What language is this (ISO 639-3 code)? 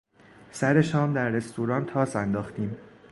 fas